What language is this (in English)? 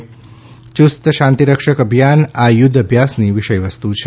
Gujarati